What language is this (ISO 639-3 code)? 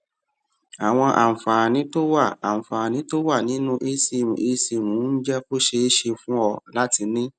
yor